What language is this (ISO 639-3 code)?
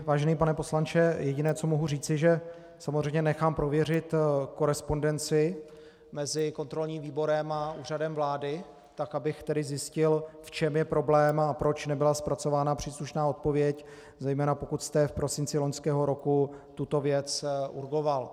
ces